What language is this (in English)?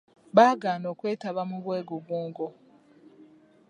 Ganda